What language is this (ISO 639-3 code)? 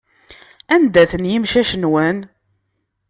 kab